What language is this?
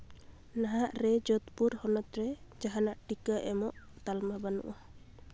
Santali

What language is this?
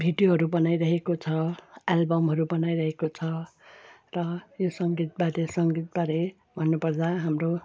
Nepali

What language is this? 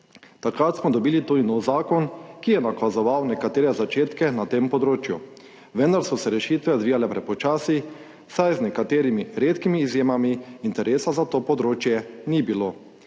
Slovenian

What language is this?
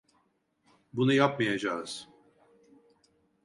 Turkish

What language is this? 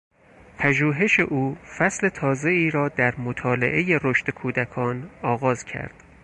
Persian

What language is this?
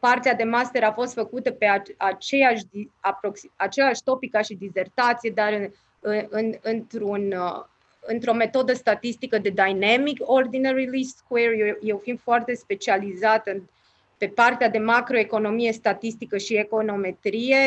Romanian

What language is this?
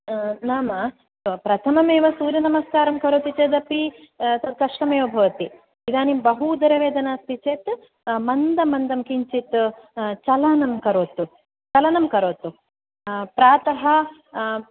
Sanskrit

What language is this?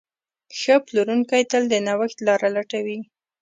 Pashto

